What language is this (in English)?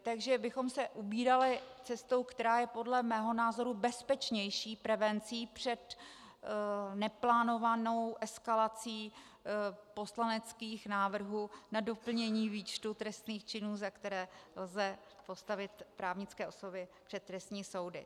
Czech